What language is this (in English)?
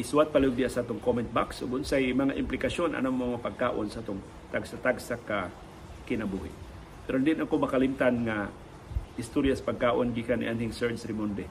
Filipino